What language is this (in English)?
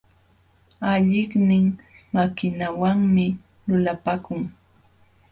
Jauja Wanca Quechua